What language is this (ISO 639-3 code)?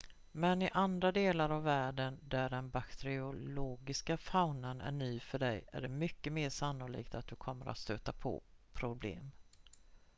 swe